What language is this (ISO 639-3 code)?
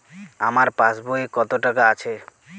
ben